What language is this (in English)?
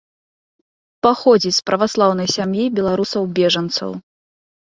Belarusian